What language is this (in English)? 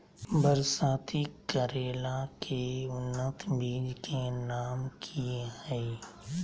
Magahi